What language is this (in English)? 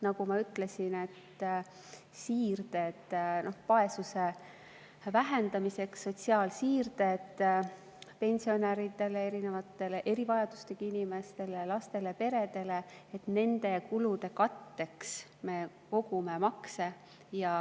Estonian